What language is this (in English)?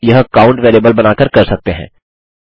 Hindi